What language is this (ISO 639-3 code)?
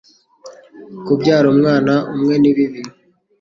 kin